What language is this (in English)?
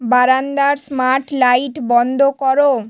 Bangla